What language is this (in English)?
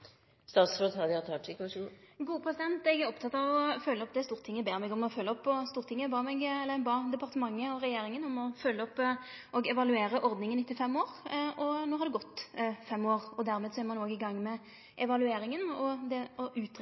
Norwegian Nynorsk